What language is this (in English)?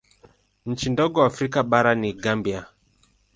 Swahili